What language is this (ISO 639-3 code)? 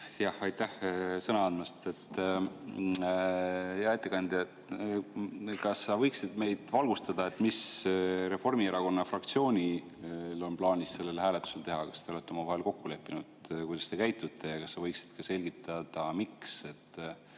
est